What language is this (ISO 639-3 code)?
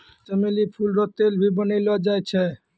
mai